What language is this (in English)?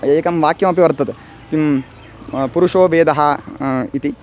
Sanskrit